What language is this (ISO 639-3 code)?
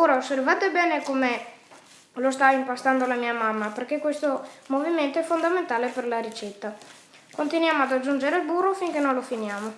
ita